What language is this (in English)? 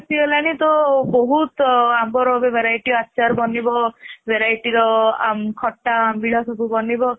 Odia